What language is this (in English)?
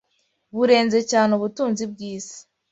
Kinyarwanda